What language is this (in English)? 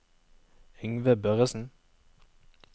Norwegian